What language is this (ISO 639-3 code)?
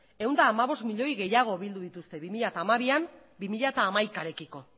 eus